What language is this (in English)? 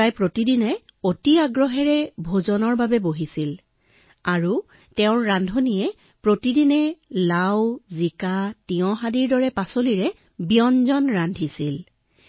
Assamese